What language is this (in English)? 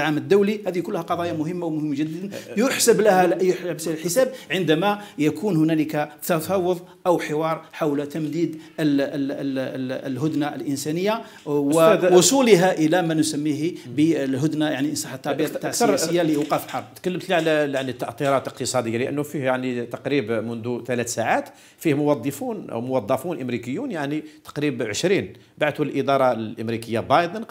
Arabic